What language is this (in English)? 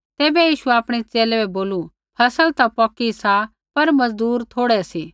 Kullu Pahari